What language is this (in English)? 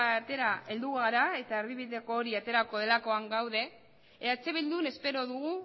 Basque